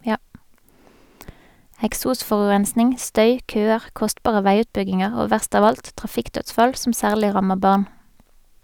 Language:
Norwegian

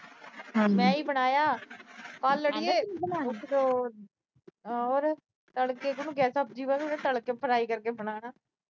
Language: Punjabi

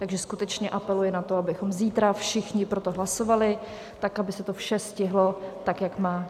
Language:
Czech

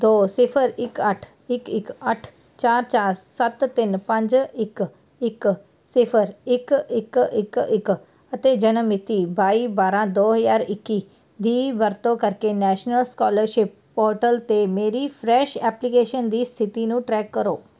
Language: Punjabi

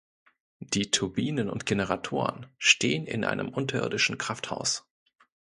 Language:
German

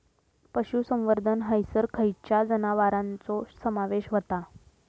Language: Marathi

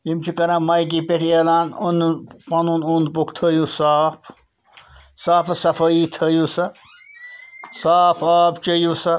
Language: Kashmiri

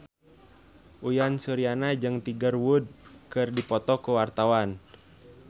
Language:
Sundanese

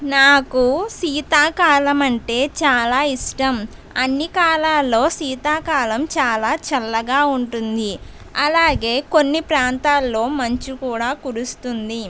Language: Telugu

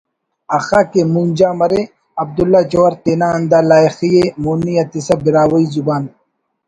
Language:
Brahui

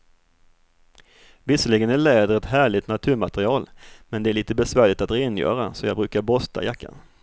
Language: Swedish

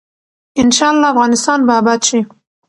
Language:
Pashto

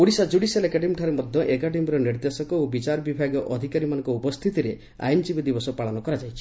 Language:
Odia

